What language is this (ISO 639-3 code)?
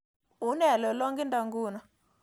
kln